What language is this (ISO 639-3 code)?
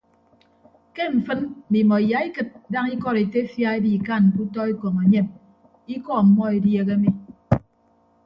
ibb